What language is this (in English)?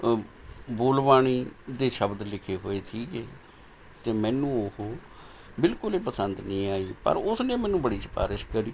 Punjabi